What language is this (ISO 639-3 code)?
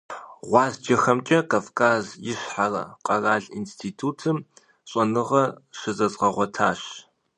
kbd